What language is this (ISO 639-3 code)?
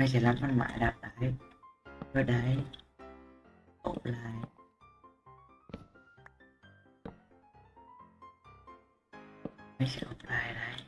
vie